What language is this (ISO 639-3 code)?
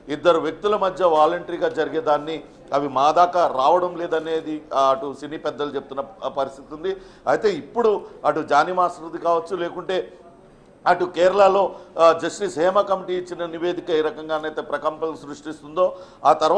tel